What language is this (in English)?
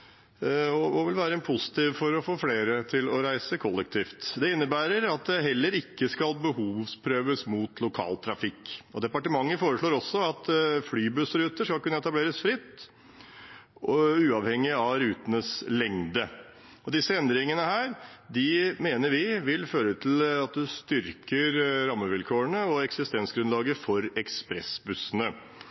Norwegian Bokmål